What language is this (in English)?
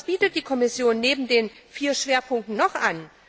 German